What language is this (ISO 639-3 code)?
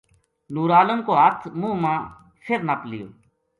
gju